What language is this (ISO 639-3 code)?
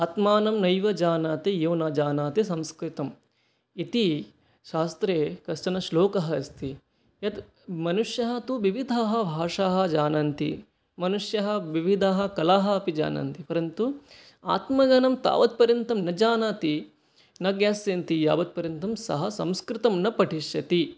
san